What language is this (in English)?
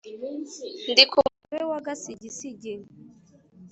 Kinyarwanda